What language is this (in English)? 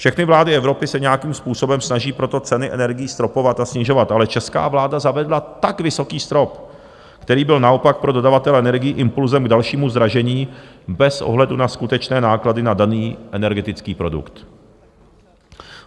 Czech